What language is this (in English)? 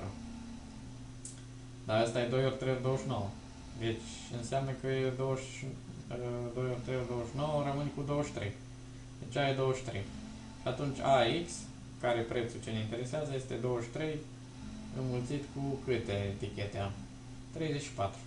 Romanian